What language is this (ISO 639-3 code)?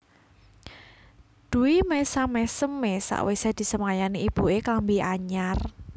jav